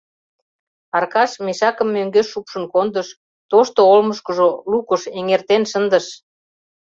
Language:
Mari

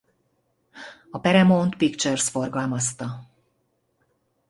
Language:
Hungarian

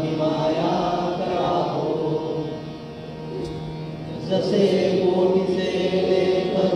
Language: Marathi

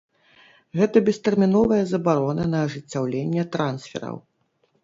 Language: Belarusian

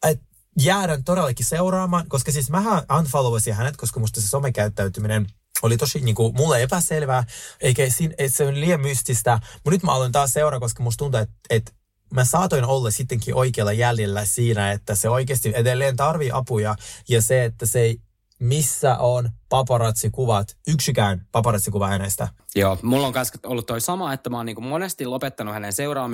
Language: Finnish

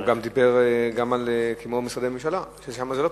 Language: Hebrew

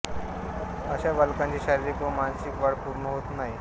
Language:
Marathi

